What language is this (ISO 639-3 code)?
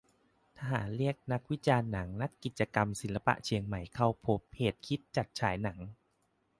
tha